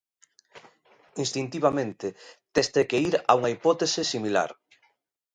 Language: Galician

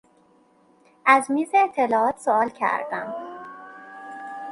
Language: Persian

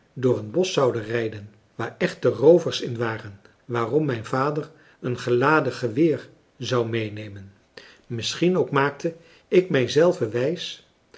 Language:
Dutch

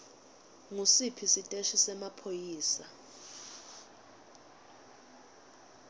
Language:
Swati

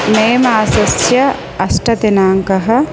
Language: Sanskrit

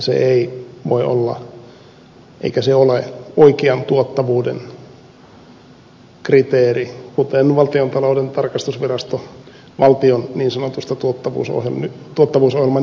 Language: Finnish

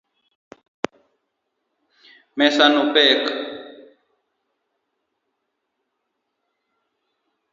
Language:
Luo (Kenya and Tanzania)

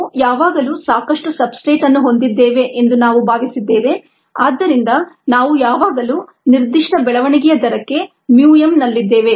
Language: Kannada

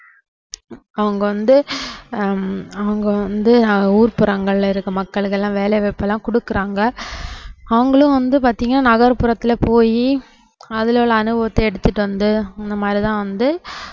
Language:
Tamil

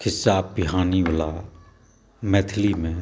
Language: Maithili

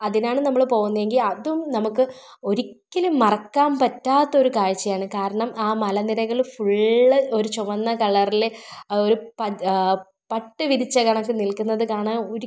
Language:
Malayalam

